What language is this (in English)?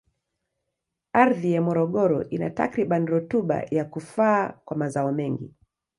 Swahili